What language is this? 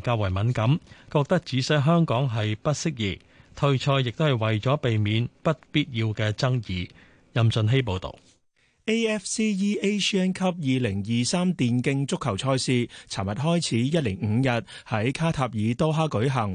Chinese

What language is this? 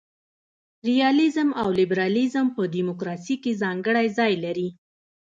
Pashto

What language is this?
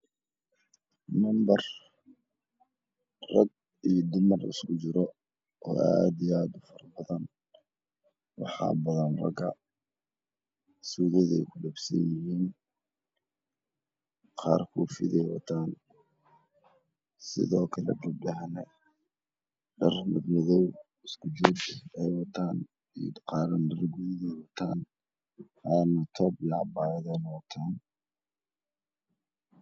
Somali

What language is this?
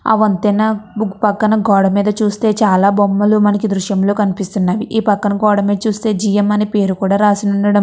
Telugu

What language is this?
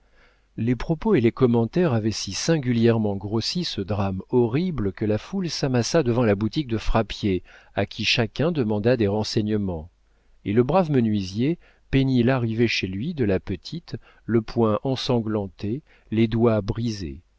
French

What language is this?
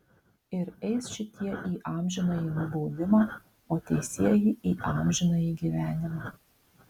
Lithuanian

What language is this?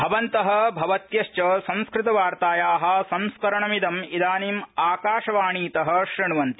Sanskrit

